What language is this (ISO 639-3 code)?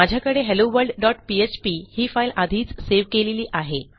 mar